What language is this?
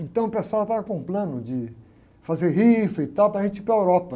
Portuguese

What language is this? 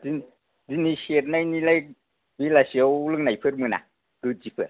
Bodo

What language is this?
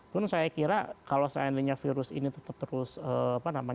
Indonesian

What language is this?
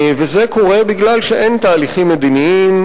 Hebrew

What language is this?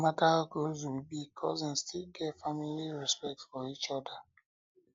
Nigerian Pidgin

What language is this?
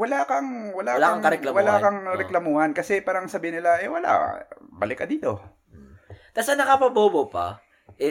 Filipino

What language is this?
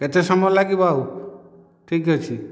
Odia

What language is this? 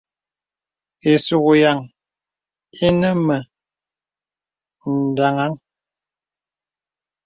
Bebele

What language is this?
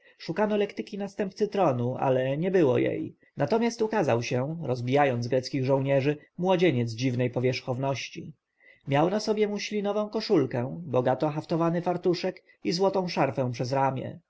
Polish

